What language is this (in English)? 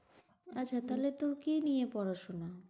Bangla